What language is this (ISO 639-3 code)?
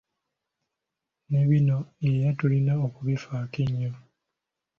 lug